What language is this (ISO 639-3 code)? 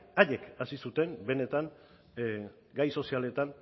eus